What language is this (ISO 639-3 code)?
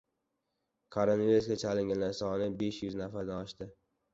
uzb